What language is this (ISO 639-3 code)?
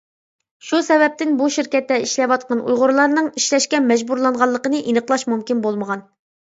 uig